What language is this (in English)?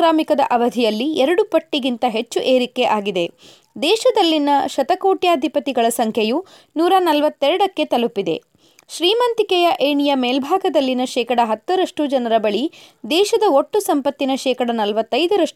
Kannada